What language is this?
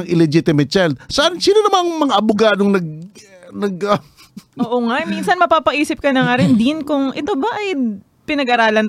Filipino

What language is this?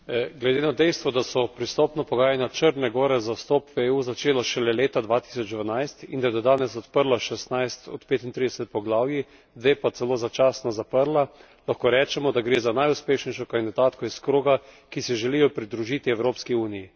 Slovenian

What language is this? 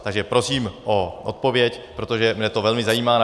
Czech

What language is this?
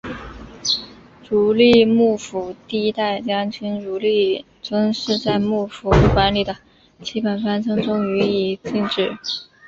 Chinese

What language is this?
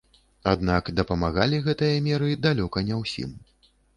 Belarusian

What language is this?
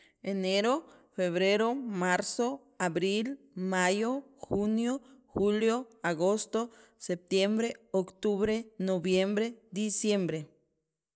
Sacapulteco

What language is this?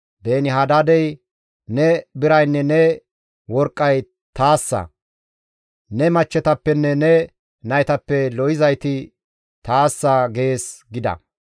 Gamo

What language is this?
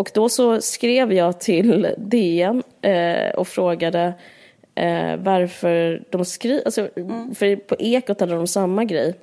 Swedish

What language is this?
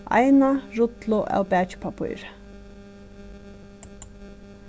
Faroese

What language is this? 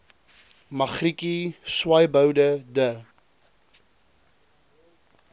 Afrikaans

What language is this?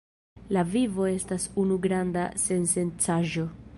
Esperanto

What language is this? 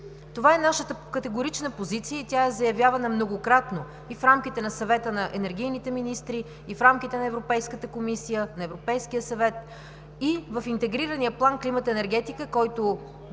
Bulgarian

